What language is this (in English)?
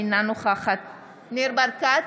Hebrew